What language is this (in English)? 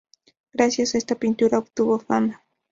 Spanish